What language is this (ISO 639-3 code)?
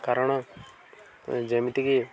ori